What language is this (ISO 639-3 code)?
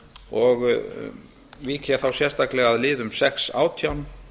isl